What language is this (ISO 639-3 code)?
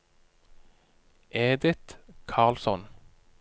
nor